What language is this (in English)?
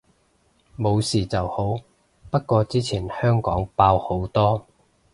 Cantonese